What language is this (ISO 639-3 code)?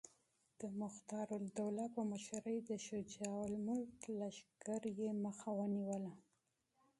pus